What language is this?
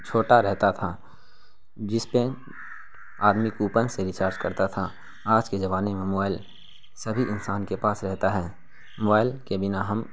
Urdu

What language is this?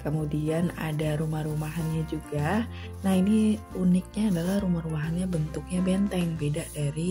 Indonesian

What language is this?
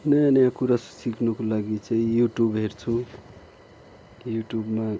Nepali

